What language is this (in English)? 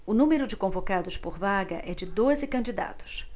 Portuguese